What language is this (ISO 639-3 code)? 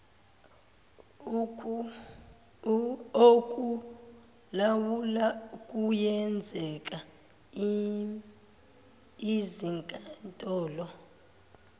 zul